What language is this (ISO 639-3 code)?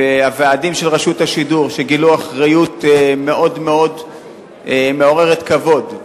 heb